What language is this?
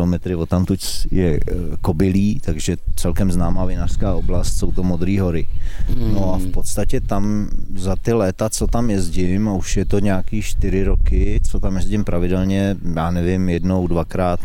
Czech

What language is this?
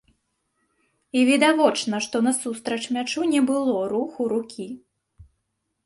Belarusian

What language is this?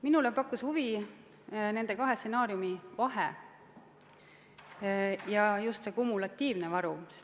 Estonian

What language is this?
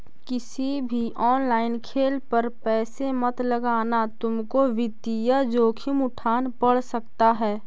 Magahi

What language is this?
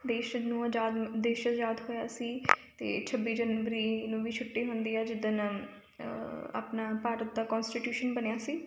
Punjabi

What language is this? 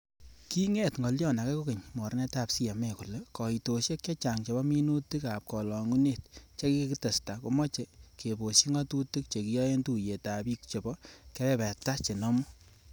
Kalenjin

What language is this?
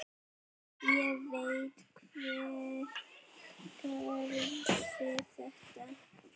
Icelandic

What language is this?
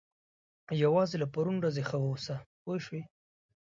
Pashto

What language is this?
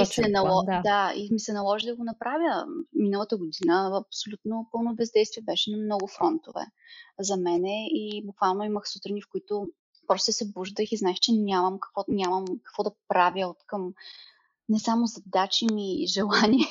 Bulgarian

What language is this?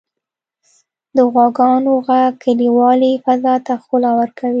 Pashto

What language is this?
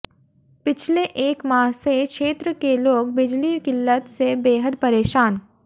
Hindi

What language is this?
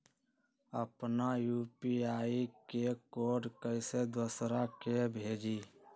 Magahi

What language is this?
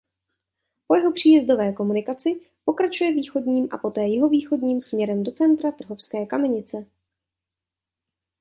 Czech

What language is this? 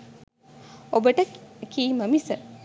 Sinhala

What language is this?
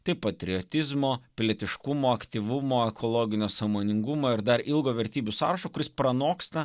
Lithuanian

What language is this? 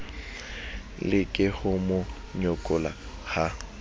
Southern Sotho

